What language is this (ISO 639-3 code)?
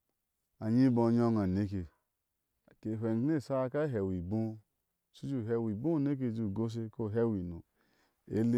ahs